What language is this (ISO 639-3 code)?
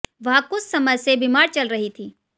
hin